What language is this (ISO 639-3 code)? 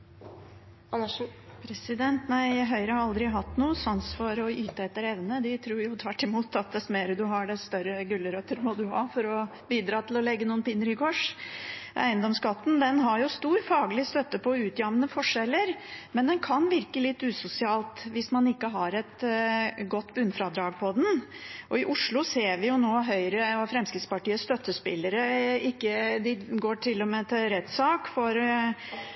nob